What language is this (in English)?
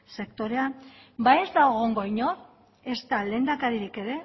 Basque